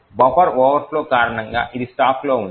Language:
Telugu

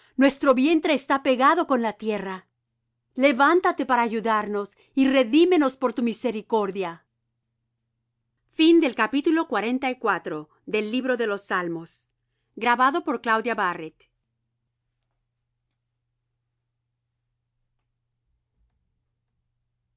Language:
Spanish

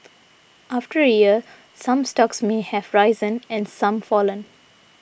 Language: English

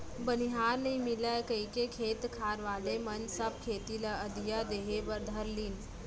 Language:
Chhattisgarhi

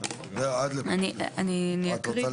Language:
Hebrew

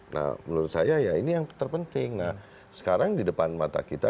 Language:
Indonesian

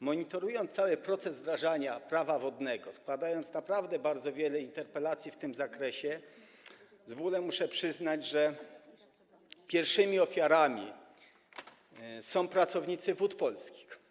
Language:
Polish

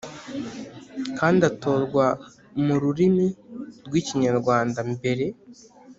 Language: Kinyarwanda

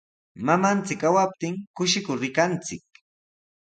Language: Sihuas Ancash Quechua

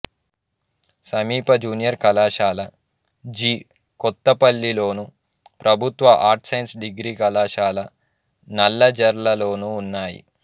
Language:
Telugu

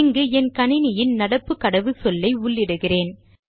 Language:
Tamil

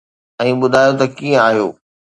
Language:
Sindhi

